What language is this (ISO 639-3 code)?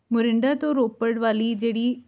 pan